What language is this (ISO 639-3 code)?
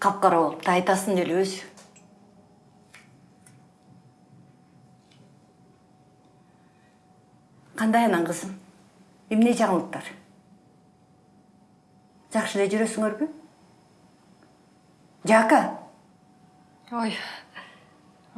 rus